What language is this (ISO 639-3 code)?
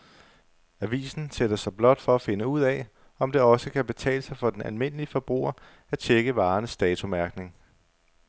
dan